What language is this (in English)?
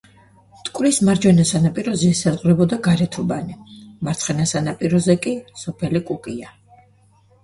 Georgian